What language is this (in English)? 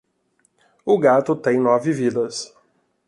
Portuguese